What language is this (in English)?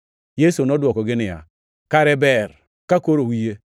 Luo (Kenya and Tanzania)